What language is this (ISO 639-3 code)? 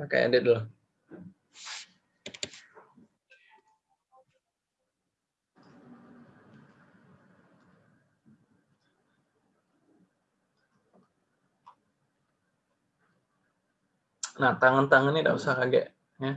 ind